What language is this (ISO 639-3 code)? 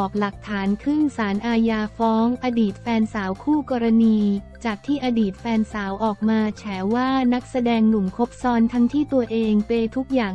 tha